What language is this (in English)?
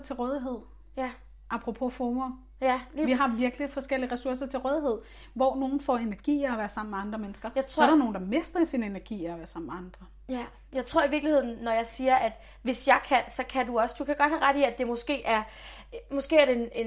Danish